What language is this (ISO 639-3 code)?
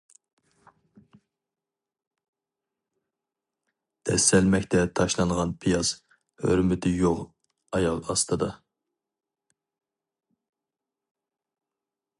uig